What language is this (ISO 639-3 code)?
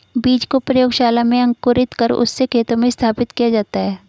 hin